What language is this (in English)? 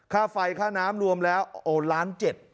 Thai